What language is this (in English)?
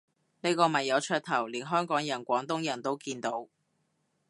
Cantonese